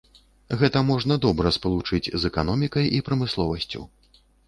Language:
Belarusian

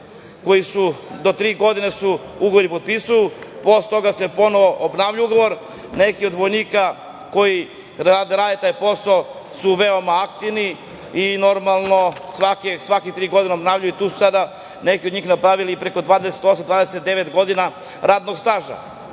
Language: Serbian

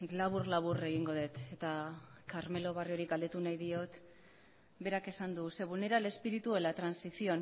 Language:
Basque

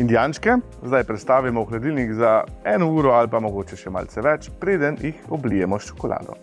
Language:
Slovenian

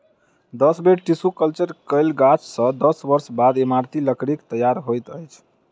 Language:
Maithili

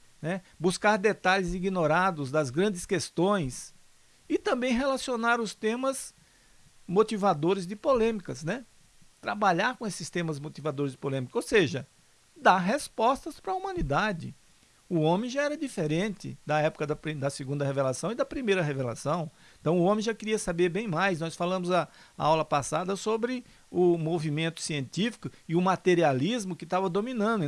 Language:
Portuguese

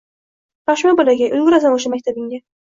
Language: Uzbek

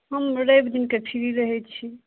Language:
Maithili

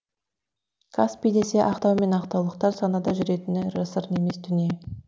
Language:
Kazakh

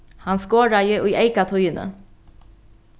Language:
Faroese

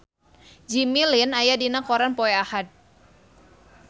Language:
Sundanese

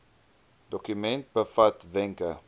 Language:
Afrikaans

